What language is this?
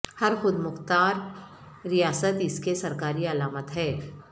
Urdu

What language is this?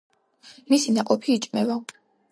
Georgian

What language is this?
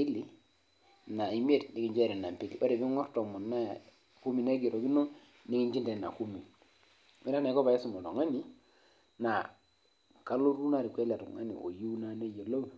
Masai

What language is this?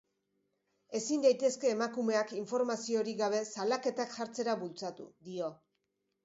Basque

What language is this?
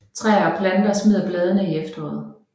Danish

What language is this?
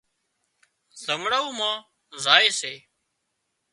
Wadiyara Koli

